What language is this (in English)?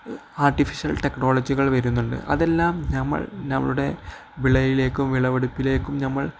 Malayalam